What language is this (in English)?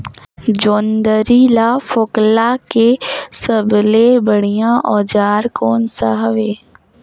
Chhattisgarhi